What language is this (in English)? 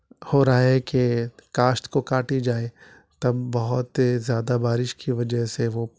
Urdu